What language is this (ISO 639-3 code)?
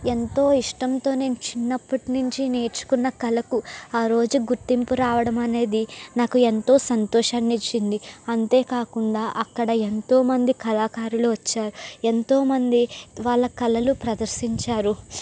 tel